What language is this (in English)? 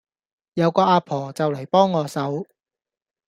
Cantonese